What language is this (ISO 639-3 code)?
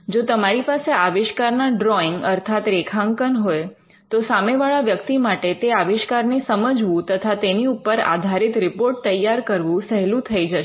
guj